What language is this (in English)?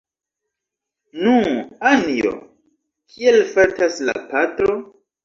Esperanto